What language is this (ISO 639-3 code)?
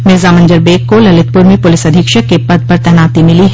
hin